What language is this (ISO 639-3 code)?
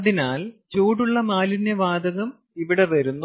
mal